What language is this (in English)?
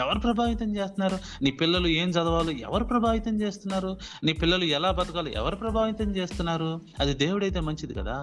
Telugu